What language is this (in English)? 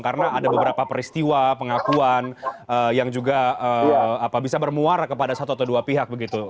Indonesian